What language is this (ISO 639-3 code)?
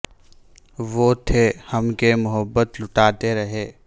urd